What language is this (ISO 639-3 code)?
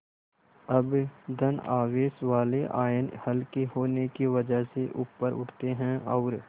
hin